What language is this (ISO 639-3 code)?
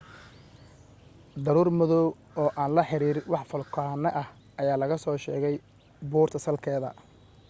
som